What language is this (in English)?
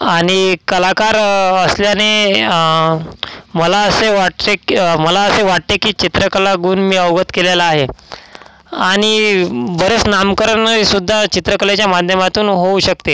Marathi